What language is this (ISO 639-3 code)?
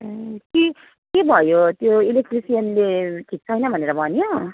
nep